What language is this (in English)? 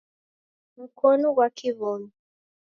Taita